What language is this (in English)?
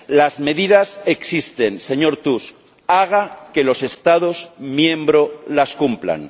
Spanish